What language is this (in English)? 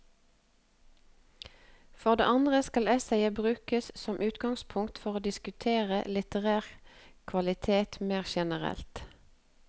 Norwegian